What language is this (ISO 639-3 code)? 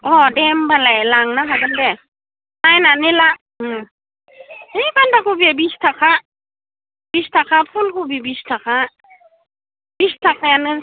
brx